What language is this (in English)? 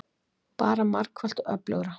Icelandic